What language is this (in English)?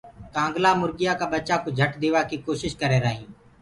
Gurgula